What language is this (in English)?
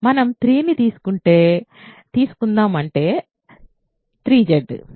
Telugu